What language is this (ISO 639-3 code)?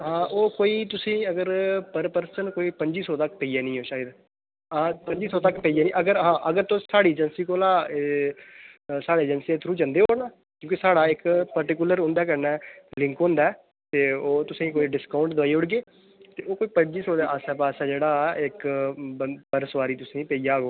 doi